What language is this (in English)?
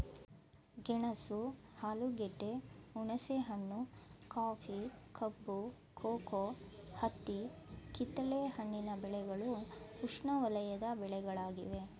Kannada